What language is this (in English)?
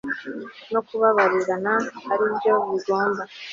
Kinyarwanda